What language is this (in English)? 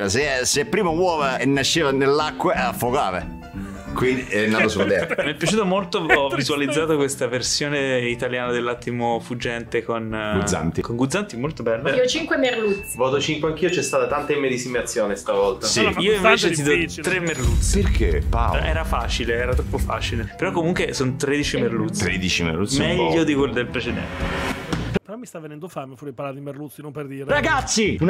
Italian